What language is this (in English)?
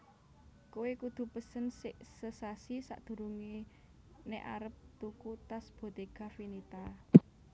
Javanese